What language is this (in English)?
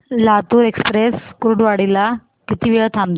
Marathi